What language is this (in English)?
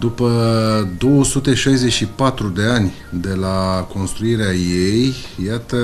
Romanian